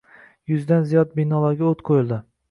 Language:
Uzbek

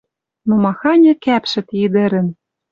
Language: Western Mari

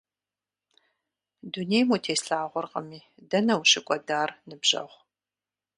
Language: Kabardian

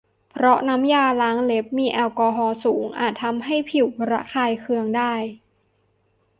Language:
Thai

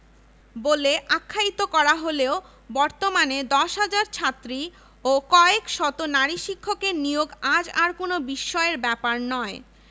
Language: Bangla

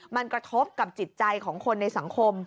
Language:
Thai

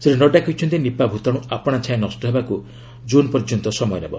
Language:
Odia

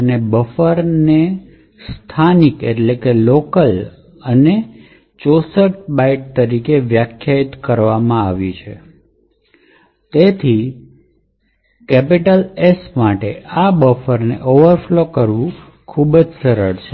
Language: Gujarati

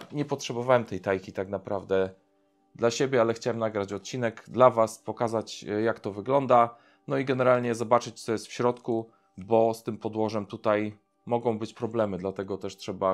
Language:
Polish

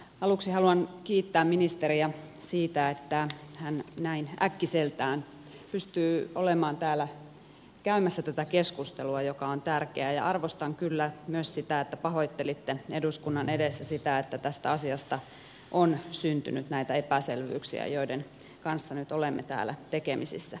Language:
Finnish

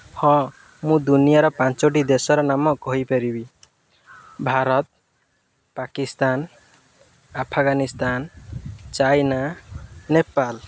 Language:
Odia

